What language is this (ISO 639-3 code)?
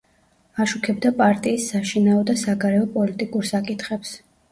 kat